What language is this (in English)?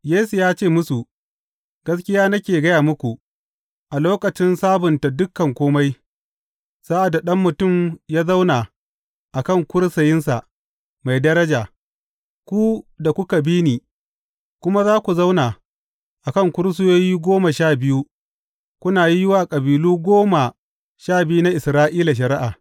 Hausa